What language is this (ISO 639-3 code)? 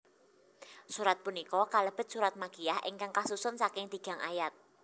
jav